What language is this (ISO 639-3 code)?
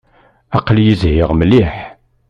kab